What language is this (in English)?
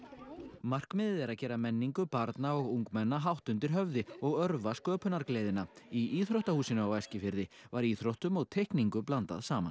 Icelandic